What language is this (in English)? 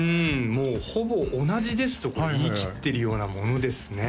Japanese